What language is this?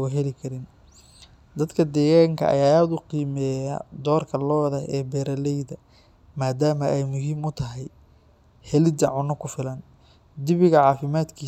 Somali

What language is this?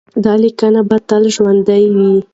Pashto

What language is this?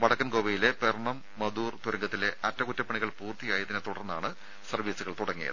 Malayalam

